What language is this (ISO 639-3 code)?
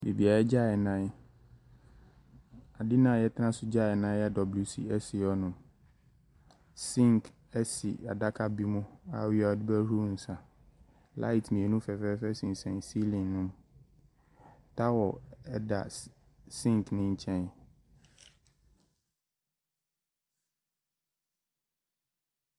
aka